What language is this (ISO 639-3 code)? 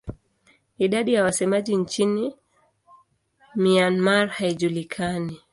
swa